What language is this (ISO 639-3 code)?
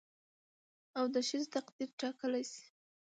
pus